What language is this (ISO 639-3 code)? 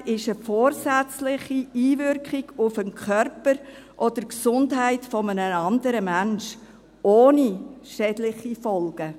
gsw